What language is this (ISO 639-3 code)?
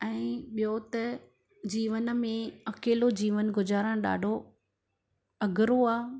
snd